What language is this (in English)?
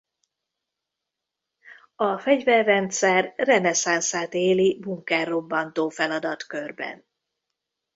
Hungarian